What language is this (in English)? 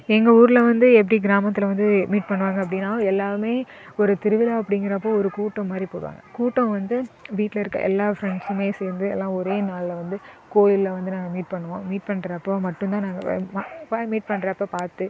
Tamil